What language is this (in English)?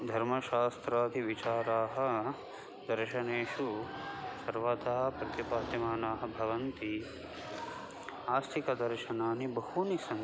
Sanskrit